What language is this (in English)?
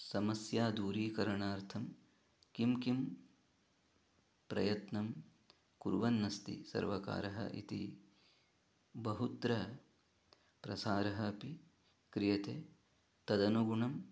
Sanskrit